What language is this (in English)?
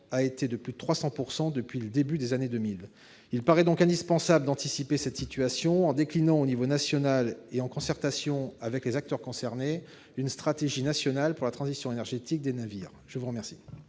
French